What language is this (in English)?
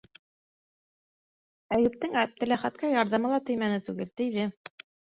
Bashkir